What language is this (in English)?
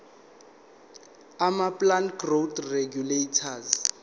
Zulu